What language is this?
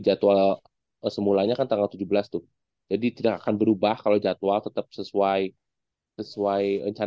Indonesian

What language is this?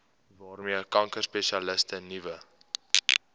Afrikaans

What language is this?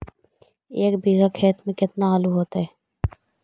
Magahi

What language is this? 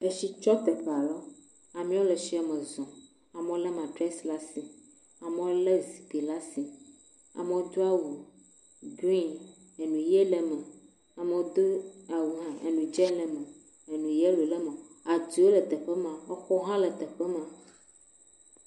Ewe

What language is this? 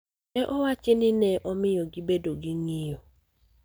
Luo (Kenya and Tanzania)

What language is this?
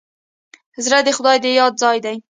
Pashto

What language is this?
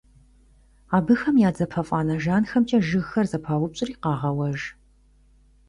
Kabardian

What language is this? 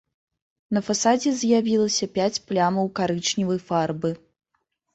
Belarusian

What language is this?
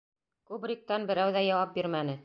Bashkir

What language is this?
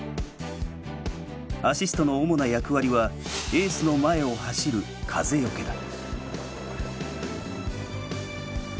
Japanese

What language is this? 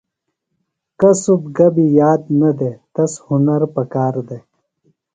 Phalura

